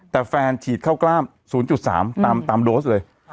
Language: Thai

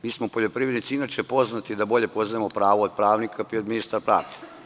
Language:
Serbian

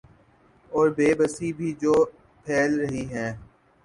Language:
Urdu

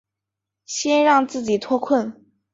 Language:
Chinese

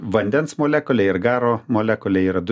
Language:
Lithuanian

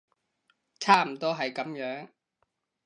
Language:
Cantonese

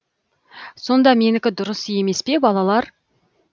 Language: Kazakh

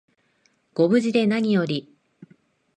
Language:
Japanese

